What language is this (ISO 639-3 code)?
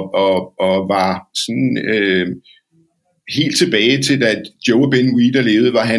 dan